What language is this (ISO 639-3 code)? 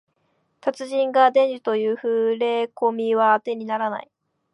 jpn